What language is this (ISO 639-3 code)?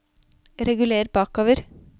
nor